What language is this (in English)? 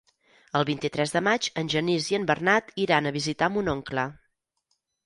Catalan